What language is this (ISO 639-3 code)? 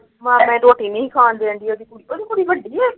pan